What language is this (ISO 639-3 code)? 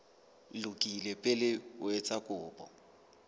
sot